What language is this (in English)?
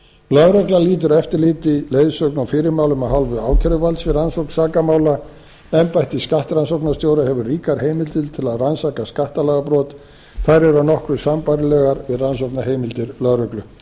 Icelandic